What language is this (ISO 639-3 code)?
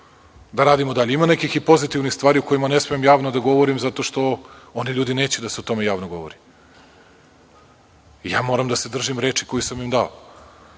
srp